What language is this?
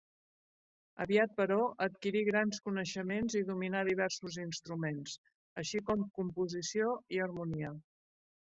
Catalan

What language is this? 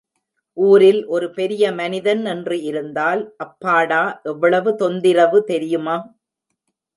Tamil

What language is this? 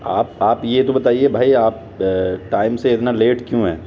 Urdu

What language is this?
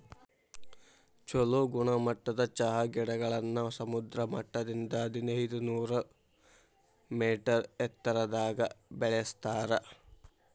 Kannada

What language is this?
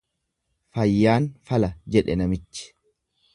Oromo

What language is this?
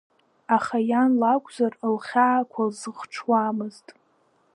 Abkhazian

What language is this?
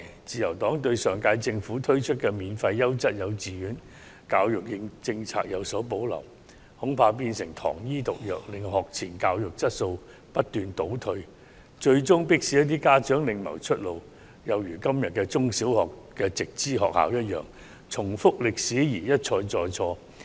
Cantonese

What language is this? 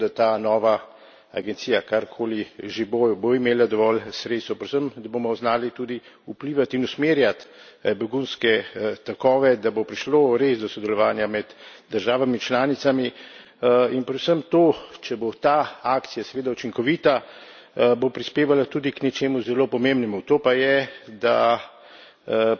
Slovenian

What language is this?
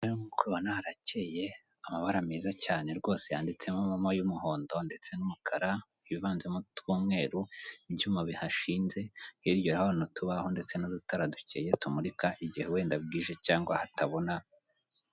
Kinyarwanda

